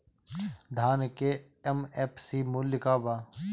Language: Bhojpuri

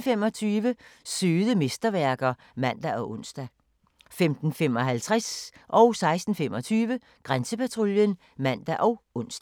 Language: Danish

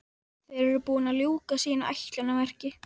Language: Icelandic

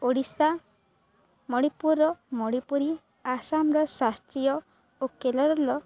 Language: Odia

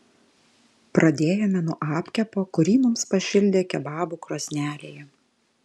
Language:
Lithuanian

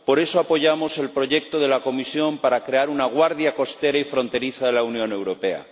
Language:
Spanish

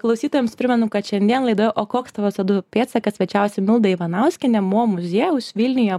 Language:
Lithuanian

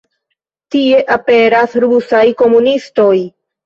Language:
Esperanto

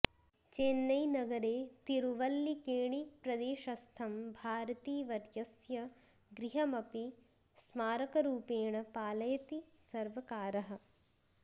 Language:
Sanskrit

